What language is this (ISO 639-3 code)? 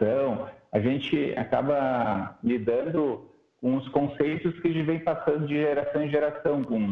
por